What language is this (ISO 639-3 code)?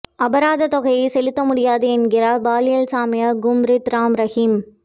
tam